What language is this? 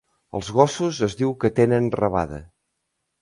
Catalan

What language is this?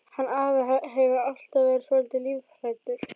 Icelandic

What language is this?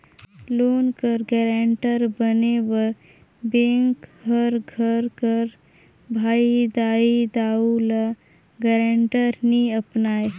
Chhattisgarhi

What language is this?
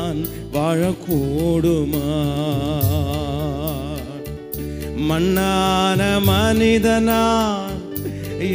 Tamil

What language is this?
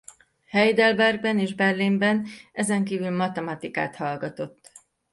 Hungarian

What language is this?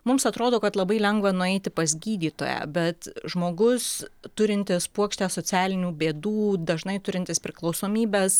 Lithuanian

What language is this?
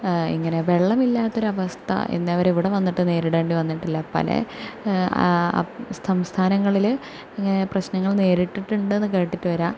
Malayalam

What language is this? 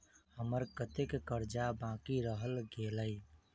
Maithili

